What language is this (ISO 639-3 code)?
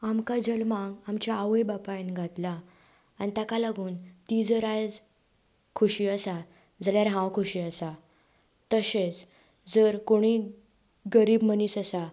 kok